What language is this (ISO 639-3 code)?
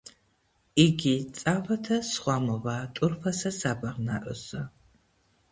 kat